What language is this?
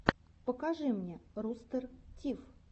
Russian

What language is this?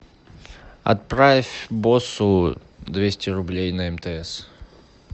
Russian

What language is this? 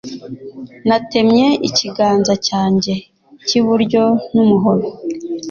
Kinyarwanda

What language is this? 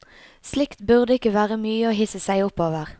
Norwegian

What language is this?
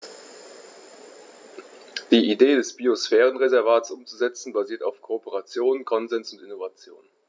German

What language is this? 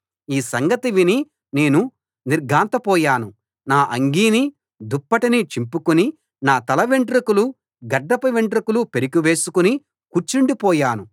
Telugu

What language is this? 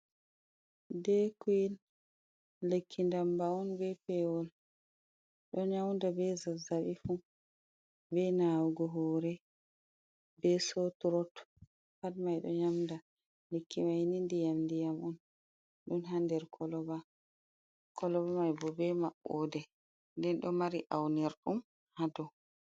Fula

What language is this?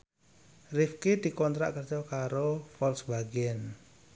Javanese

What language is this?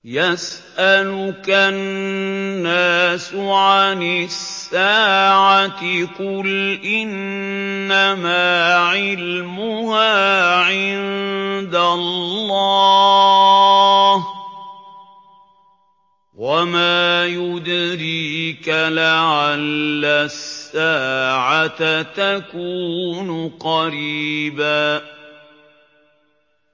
Arabic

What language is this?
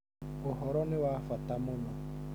Kikuyu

